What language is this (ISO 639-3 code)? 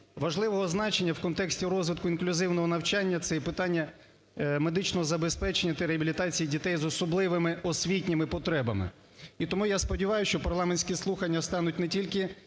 ukr